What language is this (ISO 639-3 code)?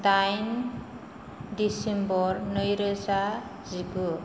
brx